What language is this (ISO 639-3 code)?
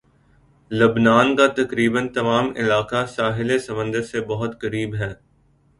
urd